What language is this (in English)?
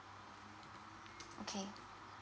English